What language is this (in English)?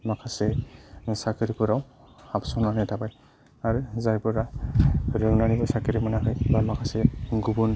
Bodo